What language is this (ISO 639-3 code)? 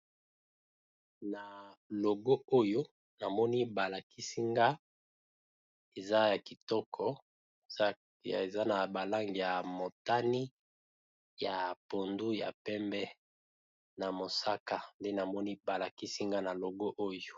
lin